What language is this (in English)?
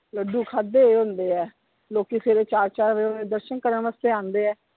Punjabi